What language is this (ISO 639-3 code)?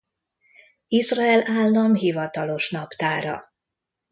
hun